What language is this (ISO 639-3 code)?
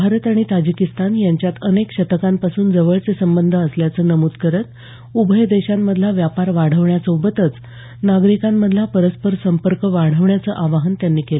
mar